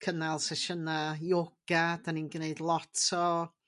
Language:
Welsh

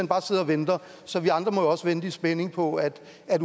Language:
Danish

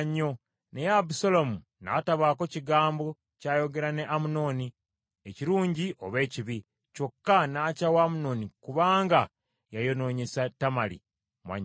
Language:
Ganda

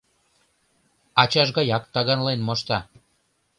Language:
Mari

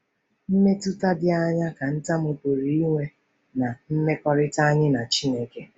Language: Igbo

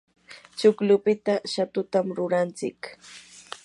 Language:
Yanahuanca Pasco Quechua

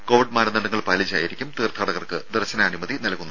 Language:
Malayalam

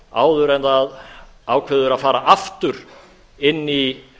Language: Icelandic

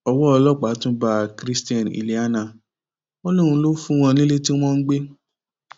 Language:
Yoruba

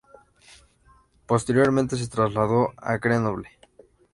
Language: Spanish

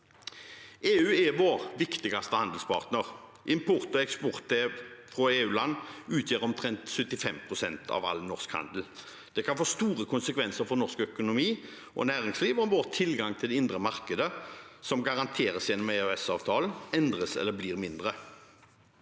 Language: Norwegian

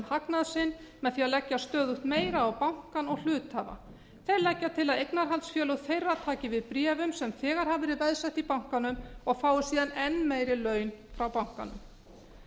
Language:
Icelandic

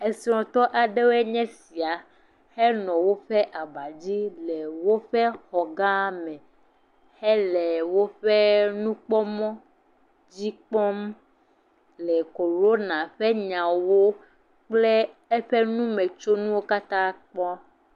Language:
Ewe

